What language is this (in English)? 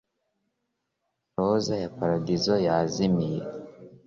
Kinyarwanda